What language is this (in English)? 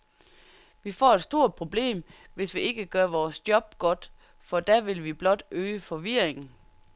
Danish